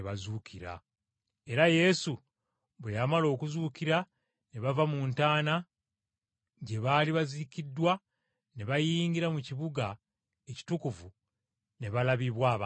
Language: Ganda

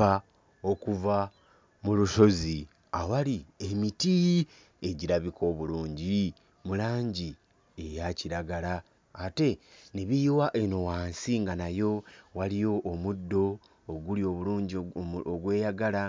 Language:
Ganda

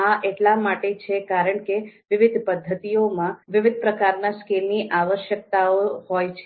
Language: Gujarati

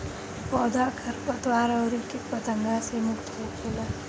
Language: Bhojpuri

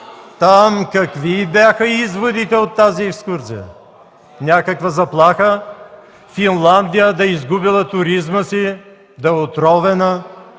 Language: Bulgarian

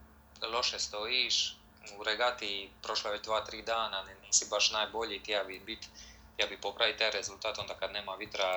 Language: Croatian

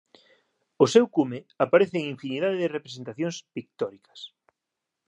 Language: Galician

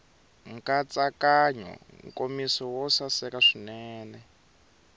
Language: Tsonga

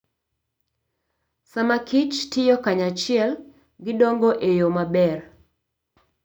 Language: Luo (Kenya and Tanzania)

